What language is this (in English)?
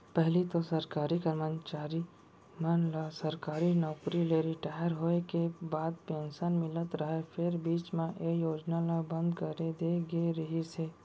Chhattisgarhi